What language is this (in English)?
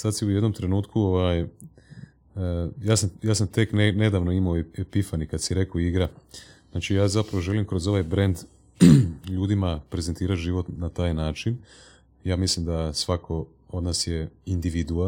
Croatian